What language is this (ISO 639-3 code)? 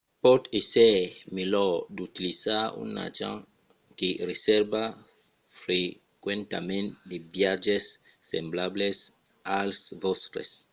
oci